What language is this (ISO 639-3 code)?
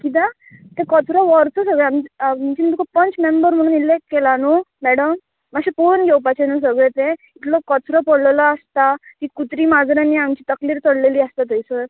kok